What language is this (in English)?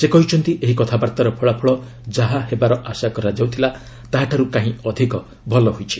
Odia